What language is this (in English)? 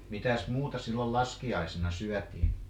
Finnish